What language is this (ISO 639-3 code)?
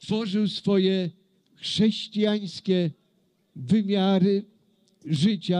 pol